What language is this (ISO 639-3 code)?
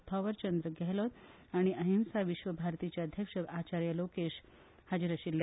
kok